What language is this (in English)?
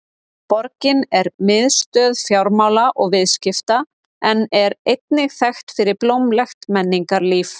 Icelandic